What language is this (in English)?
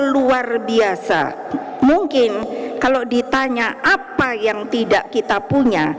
Indonesian